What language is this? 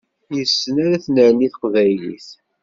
Kabyle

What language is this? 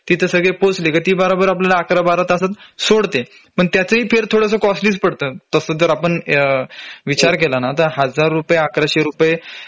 Marathi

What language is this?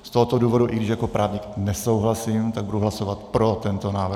Czech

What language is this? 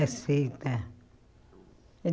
Portuguese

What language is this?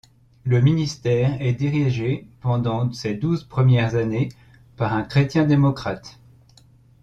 French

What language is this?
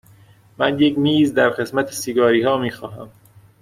Persian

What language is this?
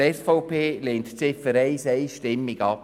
Swiss German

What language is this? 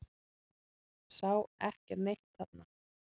Icelandic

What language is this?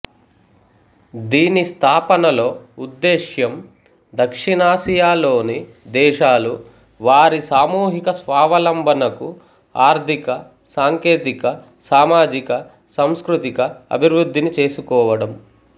Telugu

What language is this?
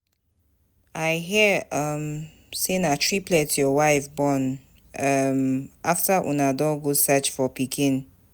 Nigerian Pidgin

